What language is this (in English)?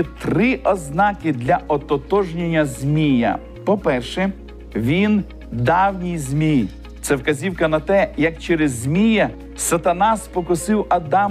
Ukrainian